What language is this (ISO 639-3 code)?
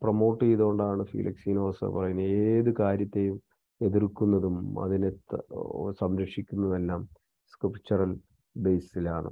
mal